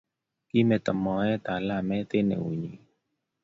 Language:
Kalenjin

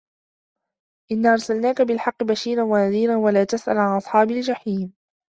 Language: Arabic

